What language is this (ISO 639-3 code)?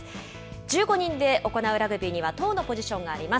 jpn